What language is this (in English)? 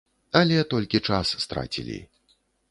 Belarusian